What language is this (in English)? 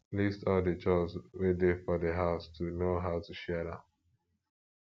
Nigerian Pidgin